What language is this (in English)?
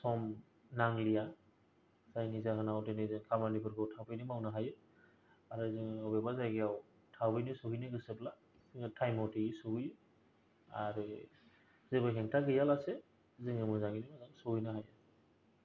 Bodo